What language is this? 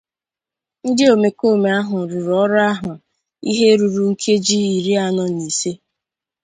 Igbo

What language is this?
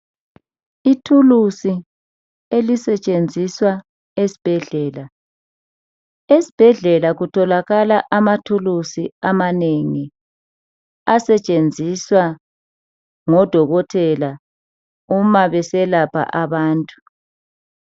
North Ndebele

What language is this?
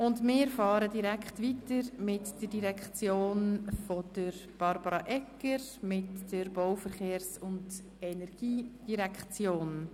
Swiss German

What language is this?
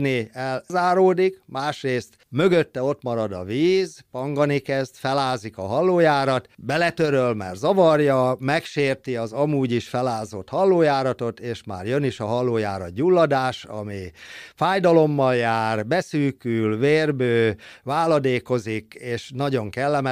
Hungarian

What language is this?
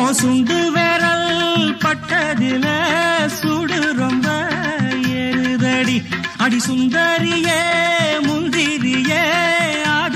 Romanian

